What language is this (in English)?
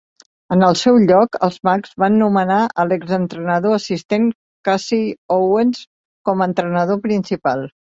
Catalan